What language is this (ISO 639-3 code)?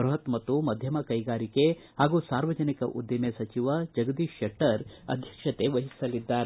kan